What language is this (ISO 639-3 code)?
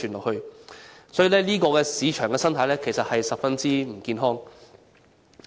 yue